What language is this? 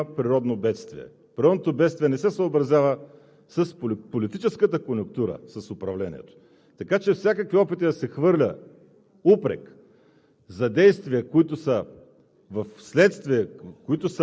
Bulgarian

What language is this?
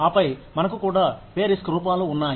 Telugu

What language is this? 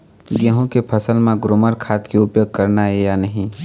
Chhattisgarhi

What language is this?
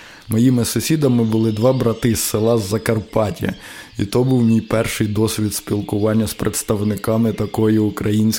Ukrainian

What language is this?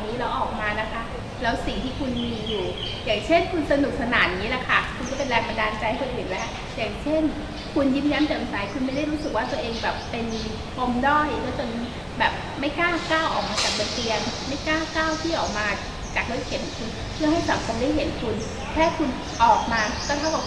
Thai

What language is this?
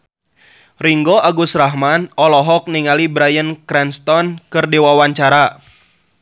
Sundanese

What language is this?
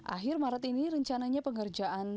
Indonesian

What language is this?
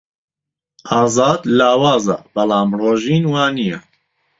Central Kurdish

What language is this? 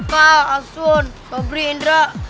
Indonesian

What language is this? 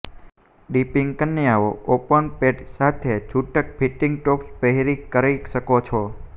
Gujarati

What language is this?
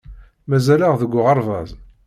Kabyle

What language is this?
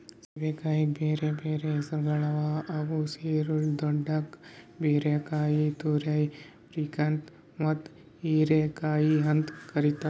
Kannada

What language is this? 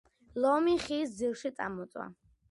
Georgian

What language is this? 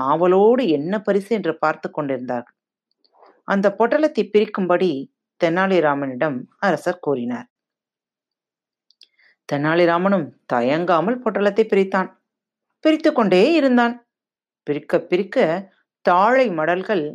Tamil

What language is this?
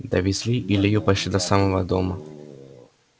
Russian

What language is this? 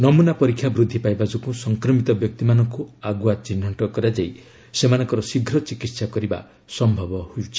Odia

